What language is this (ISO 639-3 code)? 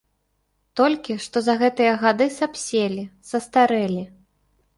bel